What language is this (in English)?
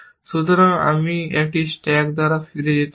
Bangla